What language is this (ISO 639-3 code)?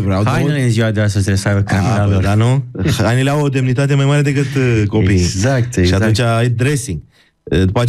ron